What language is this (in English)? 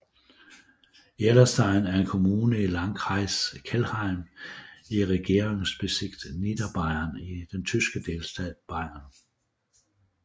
Danish